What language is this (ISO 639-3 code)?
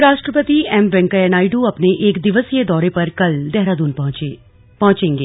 hin